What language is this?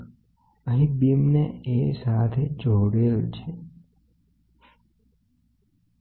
Gujarati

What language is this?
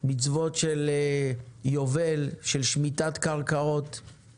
Hebrew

